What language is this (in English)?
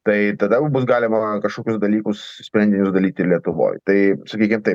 Lithuanian